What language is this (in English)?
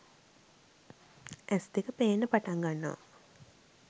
Sinhala